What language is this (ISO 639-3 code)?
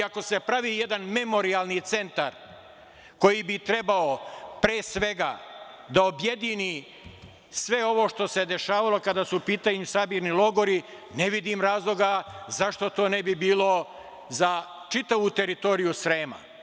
srp